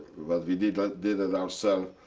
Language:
English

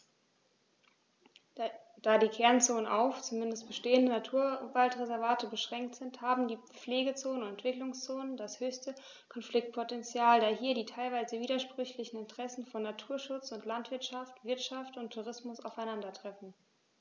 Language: German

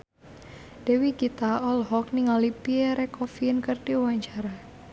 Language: Sundanese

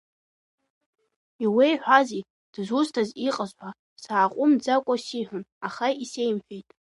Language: Abkhazian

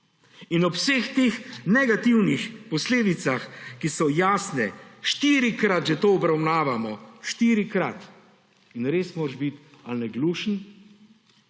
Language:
Slovenian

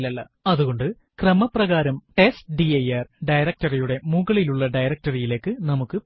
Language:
Malayalam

